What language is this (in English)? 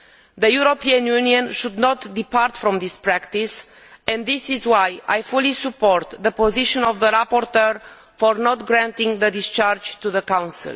English